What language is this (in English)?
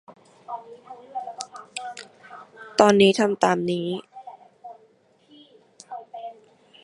Thai